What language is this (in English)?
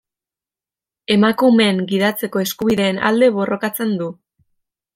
Basque